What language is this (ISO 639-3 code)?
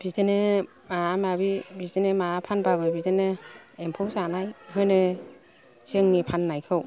brx